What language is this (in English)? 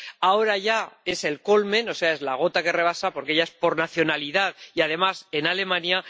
Spanish